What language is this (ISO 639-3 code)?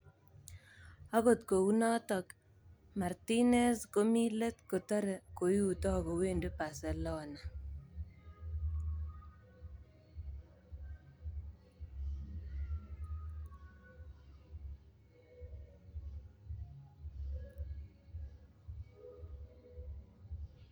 kln